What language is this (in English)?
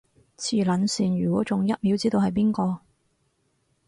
Cantonese